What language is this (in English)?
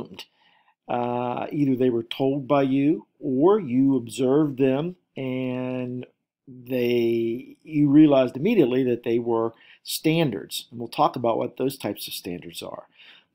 English